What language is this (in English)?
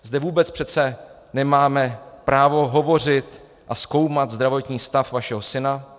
Czech